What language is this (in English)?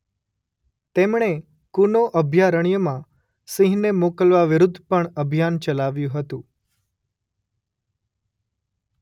Gujarati